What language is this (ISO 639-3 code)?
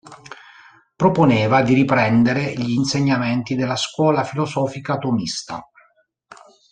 ita